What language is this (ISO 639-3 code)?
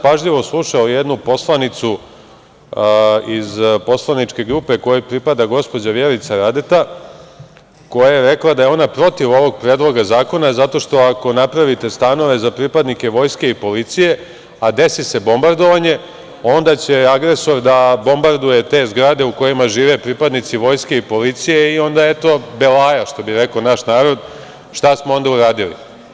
srp